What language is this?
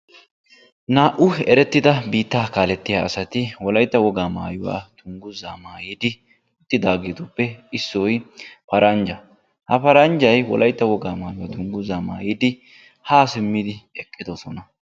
Wolaytta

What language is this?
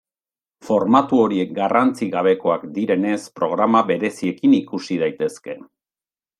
Basque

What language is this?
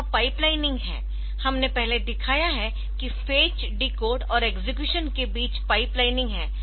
Hindi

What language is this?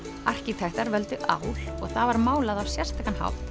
Icelandic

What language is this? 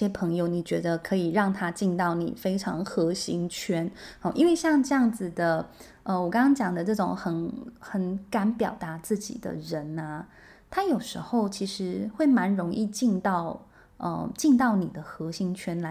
Chinese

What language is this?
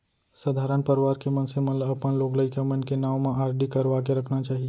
Chhattisgarhi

